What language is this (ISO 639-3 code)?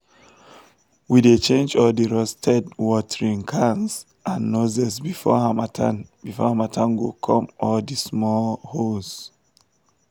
pcm